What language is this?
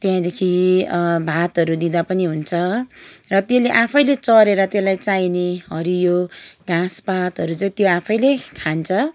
Nepali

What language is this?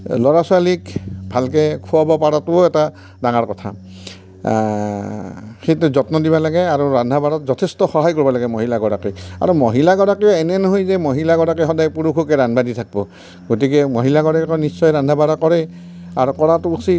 Assamese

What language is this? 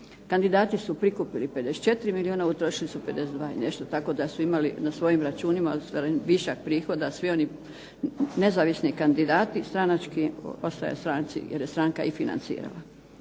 Croatian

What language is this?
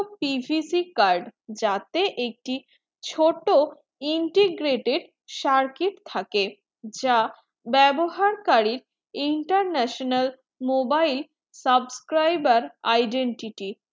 Bangla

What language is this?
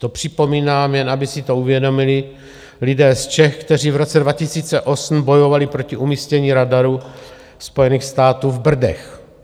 Czech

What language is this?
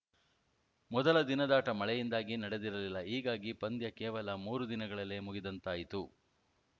Kannada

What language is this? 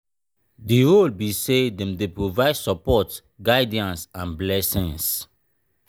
Nigerian Pidgin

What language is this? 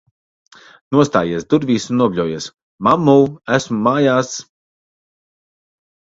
Latvian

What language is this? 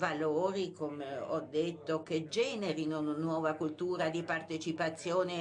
Italian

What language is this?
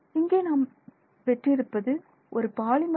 Tamil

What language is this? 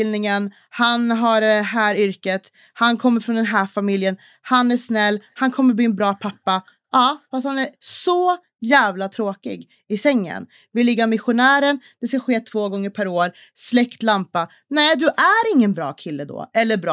Swedish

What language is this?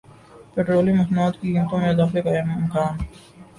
Urdu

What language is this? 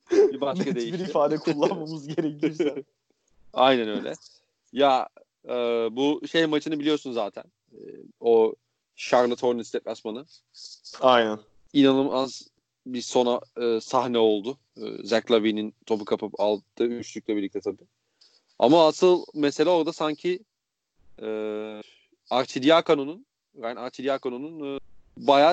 Turkish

